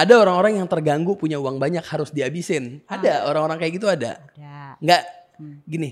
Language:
Indonesian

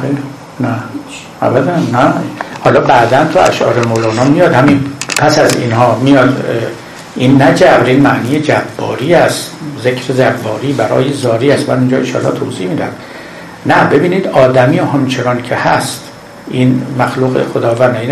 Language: Persian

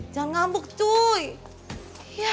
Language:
Indonesian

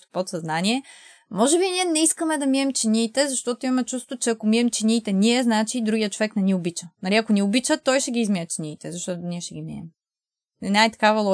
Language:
Bulgarian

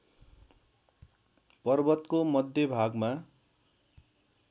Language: Nepali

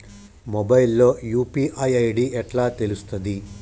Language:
Telugu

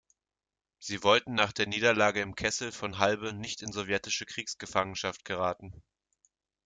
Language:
German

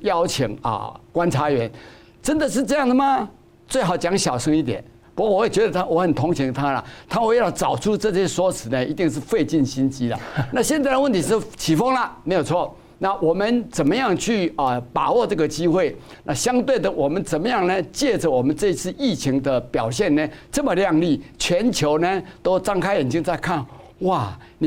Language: Chinese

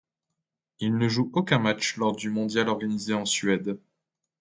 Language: French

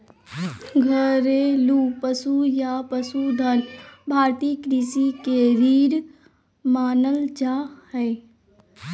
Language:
Magahi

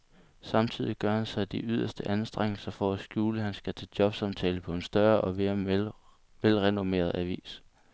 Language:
Danish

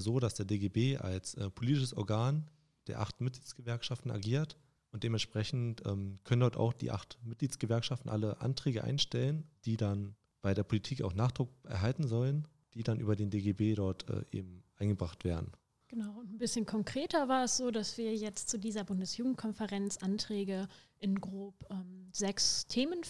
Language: German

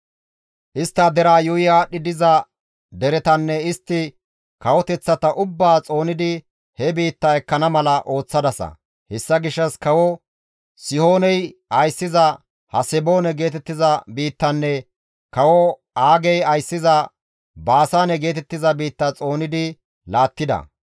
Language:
Gamo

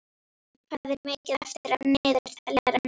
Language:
Icelandic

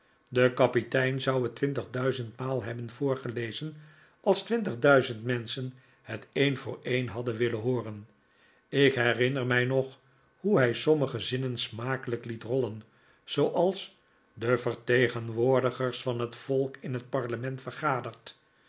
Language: Dutch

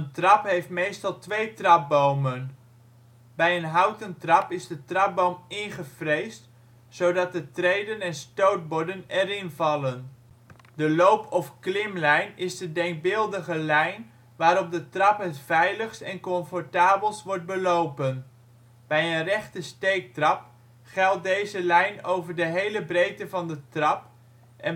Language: Dutch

